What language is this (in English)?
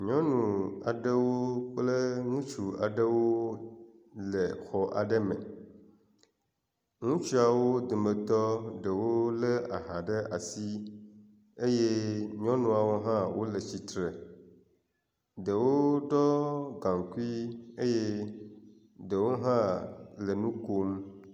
Ewe